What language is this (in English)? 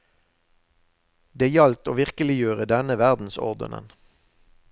Norwegian